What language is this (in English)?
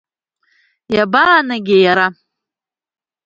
Abkhazian